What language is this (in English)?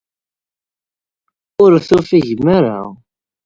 Kabyle